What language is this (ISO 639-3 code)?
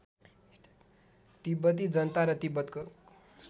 nep